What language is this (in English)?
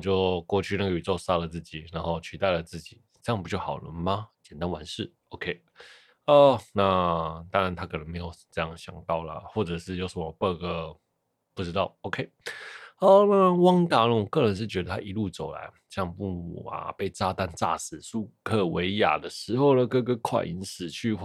Chinese